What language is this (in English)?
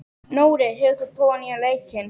Icelandic